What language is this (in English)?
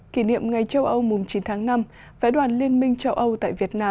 Vietnamese